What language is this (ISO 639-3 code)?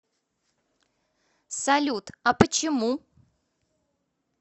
rus